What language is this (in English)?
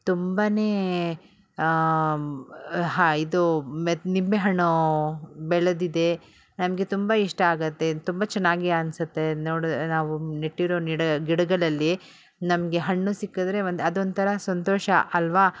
Kannada